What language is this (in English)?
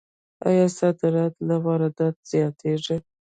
Pashto